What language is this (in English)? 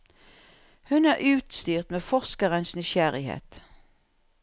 Norwegian